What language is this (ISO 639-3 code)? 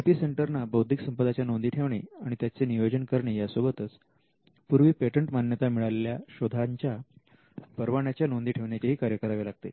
mar